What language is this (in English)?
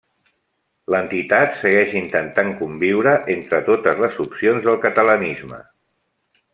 Catalan